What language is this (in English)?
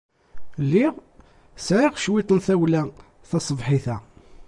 Kabyle